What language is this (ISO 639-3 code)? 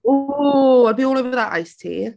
cym